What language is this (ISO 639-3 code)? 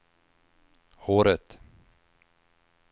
swe